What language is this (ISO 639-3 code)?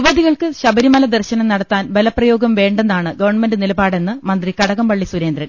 mal